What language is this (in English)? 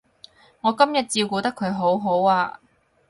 Cantonese